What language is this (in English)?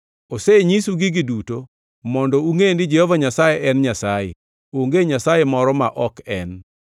Luo (Kenya and Tanzania)